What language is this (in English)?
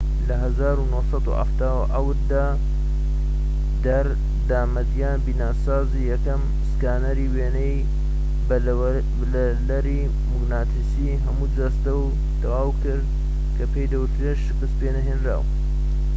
Central Kurdish